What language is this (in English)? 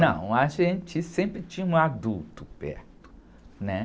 Portuguese